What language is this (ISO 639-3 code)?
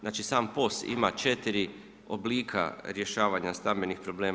hrv